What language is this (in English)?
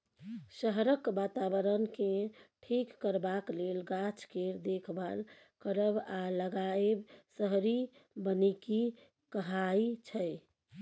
Maithili